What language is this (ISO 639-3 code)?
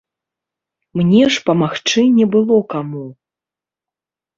bel